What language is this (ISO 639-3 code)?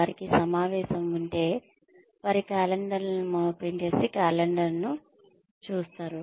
tel